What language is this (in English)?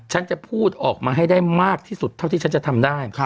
Thai